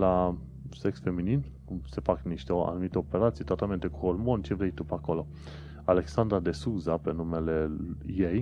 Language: Romanian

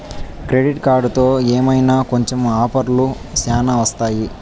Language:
Telugu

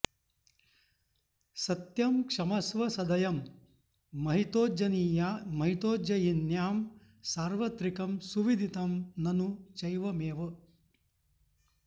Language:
Sanskrit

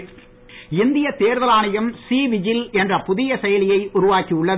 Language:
Tamil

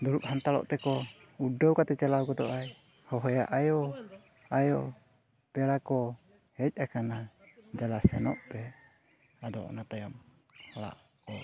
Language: Santali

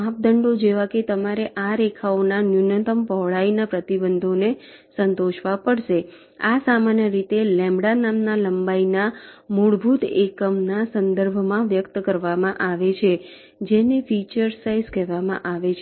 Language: Gujarati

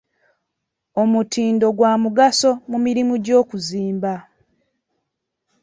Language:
Ganda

